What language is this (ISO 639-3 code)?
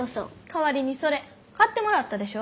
jpn